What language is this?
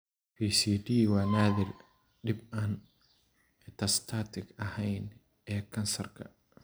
Somali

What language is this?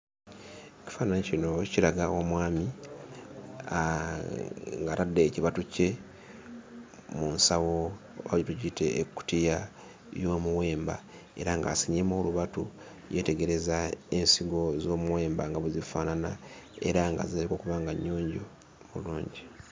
Ganda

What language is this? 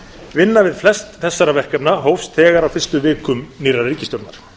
Icelandic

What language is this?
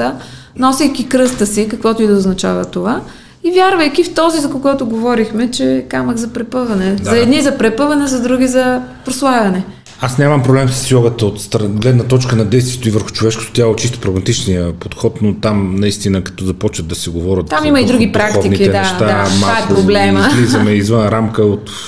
Bulgarian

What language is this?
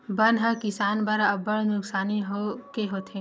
Chhattisgarhi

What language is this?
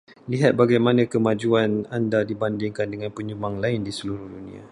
Malay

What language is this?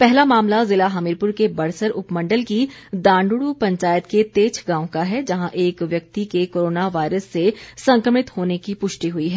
Hindi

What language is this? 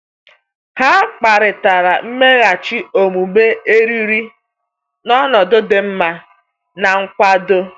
Igbo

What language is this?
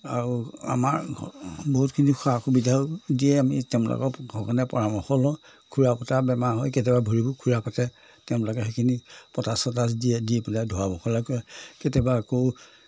Assamese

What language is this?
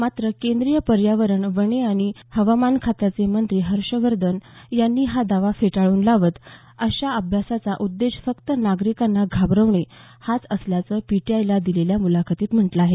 Marathi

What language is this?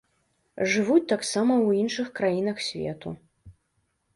Belarusian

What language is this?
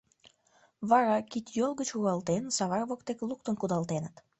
Mari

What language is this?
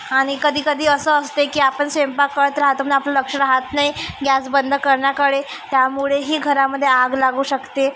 Marathi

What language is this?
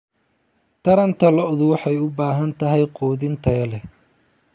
Somali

